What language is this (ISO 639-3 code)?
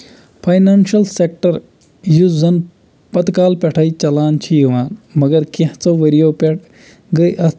kas